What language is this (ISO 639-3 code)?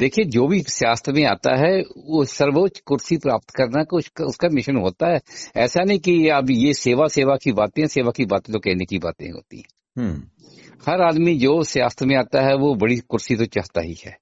hin